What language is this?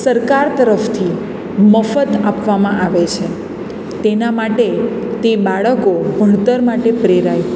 Gujarati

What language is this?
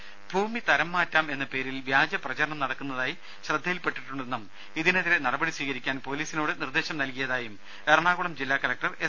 Malayalam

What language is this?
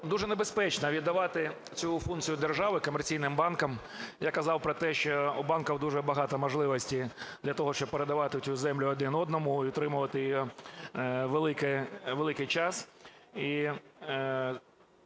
Ukrainian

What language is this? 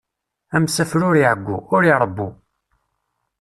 Kabyle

